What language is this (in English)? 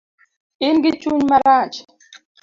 Luo (Kenya and Tanzania)